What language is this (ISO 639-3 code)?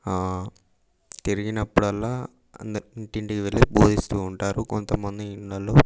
tel